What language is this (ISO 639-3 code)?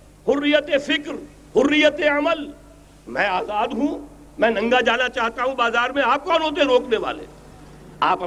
urd